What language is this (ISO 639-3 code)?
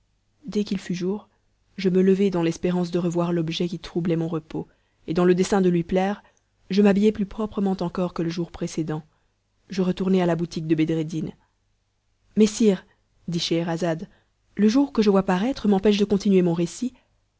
fra